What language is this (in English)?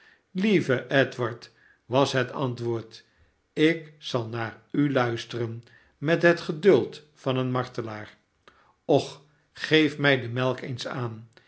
Dutch